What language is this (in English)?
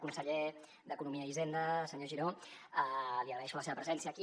Catalan